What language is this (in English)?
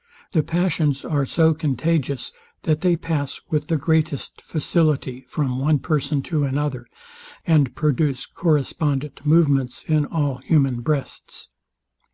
English